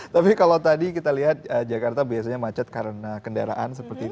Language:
Indonesian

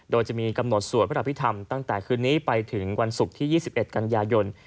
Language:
Thai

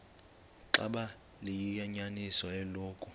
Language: Xhosa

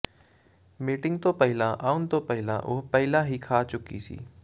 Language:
Punjabi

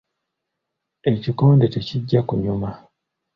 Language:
Ganda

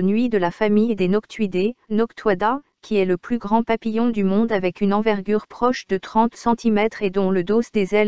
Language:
French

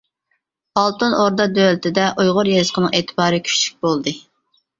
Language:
Uyghur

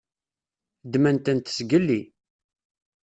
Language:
Kabyle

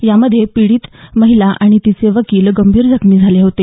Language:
Marathi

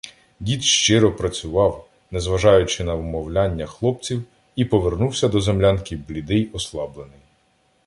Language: Ukrainian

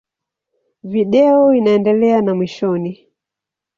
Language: Swahili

